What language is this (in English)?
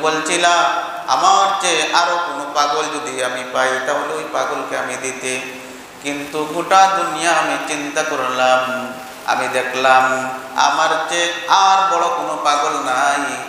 Arabic